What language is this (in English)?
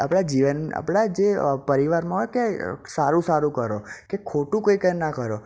Gujarati